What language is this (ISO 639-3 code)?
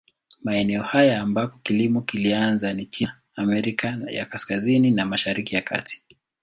swa